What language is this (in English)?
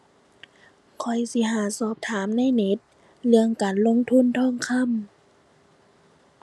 Thai